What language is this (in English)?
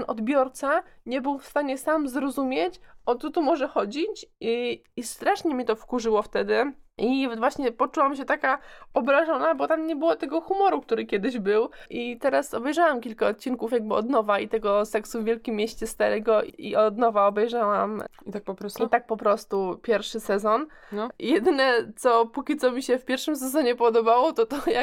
Polish